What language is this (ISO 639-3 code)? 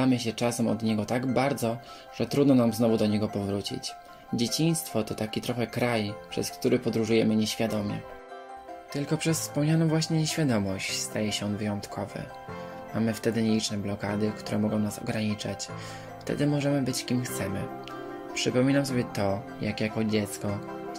pol